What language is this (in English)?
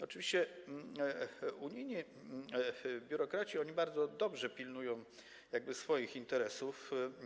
Polish